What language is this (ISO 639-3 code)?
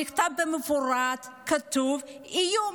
heb